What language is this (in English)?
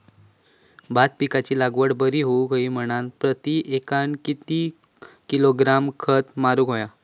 Marathi